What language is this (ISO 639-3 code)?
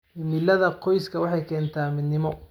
som